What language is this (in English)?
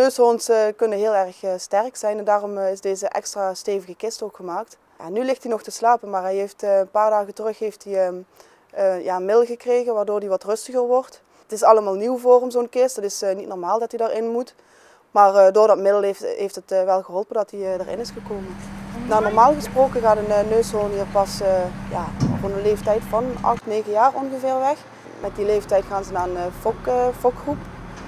Dutch